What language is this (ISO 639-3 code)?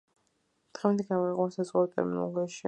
kat